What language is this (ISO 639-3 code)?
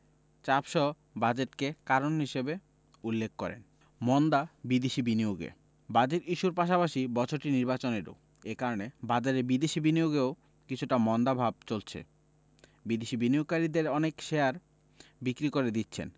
ben